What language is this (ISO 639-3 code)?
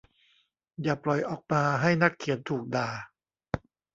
tha